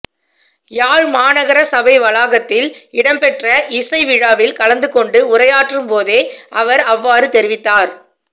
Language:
Tamil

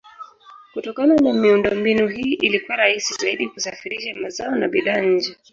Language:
Swahili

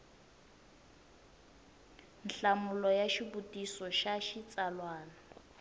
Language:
Tsonga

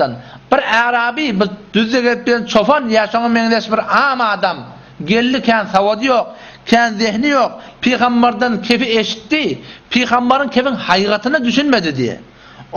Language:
Arabic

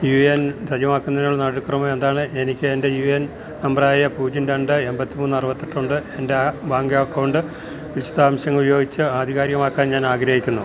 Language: Malayalam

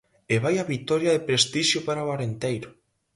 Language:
Galician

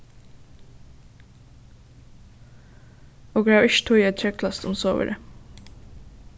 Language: Faroese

